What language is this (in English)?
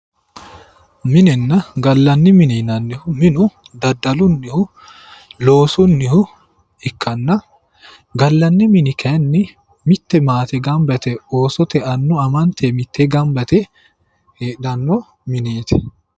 Sidamo